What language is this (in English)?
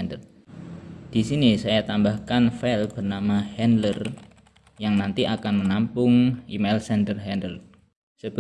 Indonesian